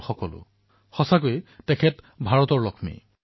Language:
Assamese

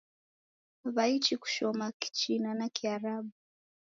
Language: Taita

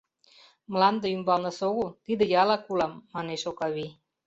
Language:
Mari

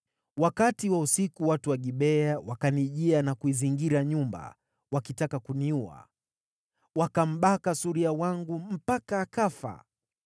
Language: Swahili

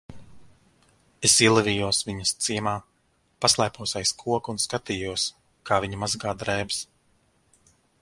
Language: Latvian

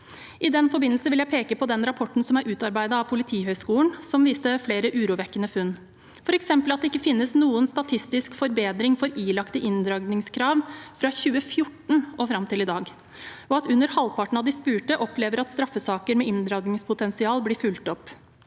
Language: Norwegian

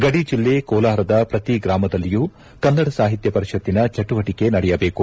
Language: Kannada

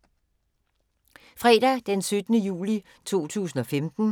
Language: Danish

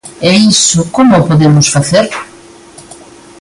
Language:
Galician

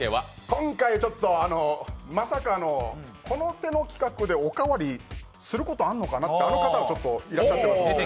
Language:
Japanese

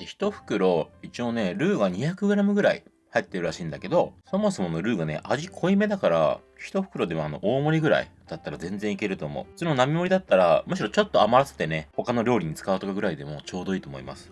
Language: Japanese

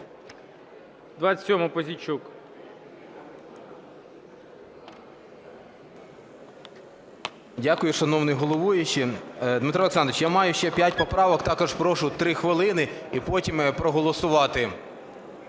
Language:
Ukrainian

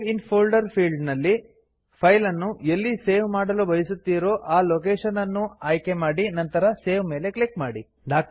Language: Kannada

